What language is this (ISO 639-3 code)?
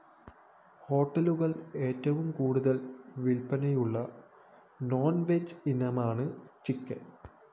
mal